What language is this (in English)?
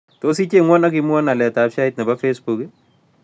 Kalenjin